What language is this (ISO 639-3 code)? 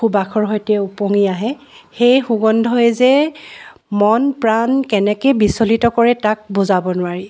asm